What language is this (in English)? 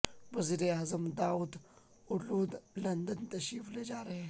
Urdu